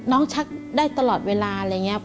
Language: Thai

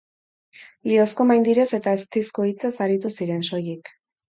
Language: Basque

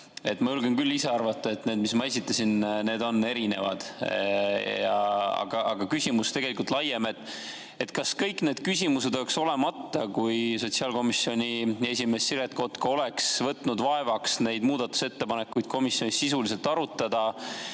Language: Estonian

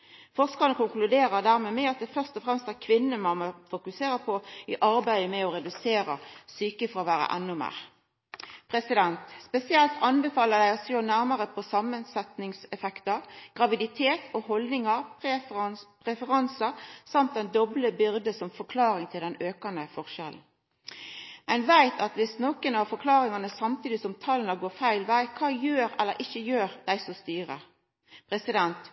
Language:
Norwegian Nynorsk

